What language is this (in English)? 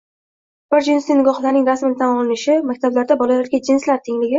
Uzbek